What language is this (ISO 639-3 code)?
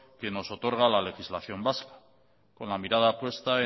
spa